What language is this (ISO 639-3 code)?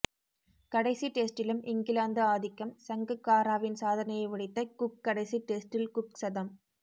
tam